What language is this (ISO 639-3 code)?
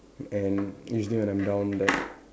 eng